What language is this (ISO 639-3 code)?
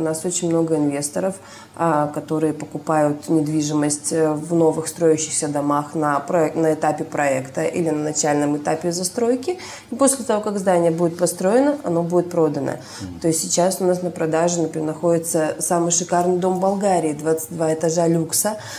rus